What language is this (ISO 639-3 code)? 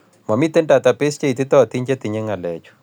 kln